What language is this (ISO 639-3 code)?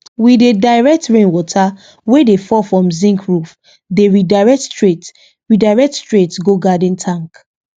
pcm